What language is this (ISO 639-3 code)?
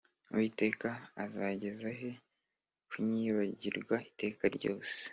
kin